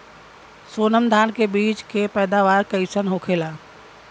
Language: Bhojpuri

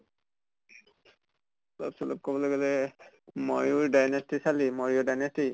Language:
Assamese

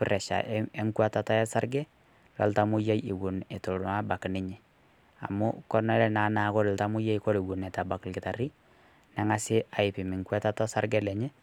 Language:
Masai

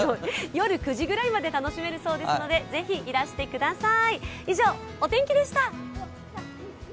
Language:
Japanese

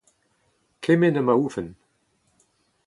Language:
Breton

